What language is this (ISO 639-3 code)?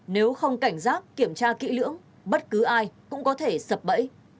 vie